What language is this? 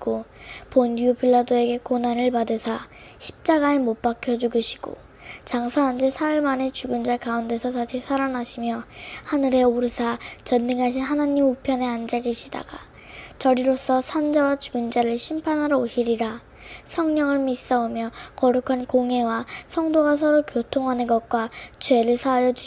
Korean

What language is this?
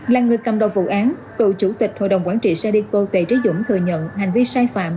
Vietnamese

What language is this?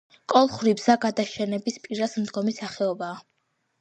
Georgian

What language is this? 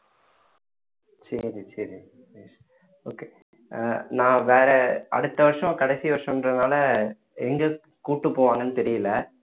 Tamil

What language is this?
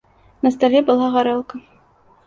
Belarusian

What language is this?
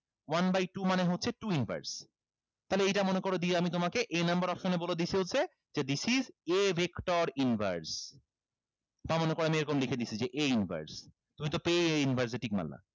Bangla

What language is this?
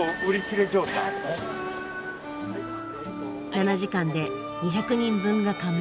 Japanese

